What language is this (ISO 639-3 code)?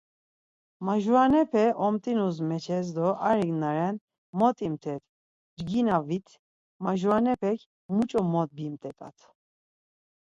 lzz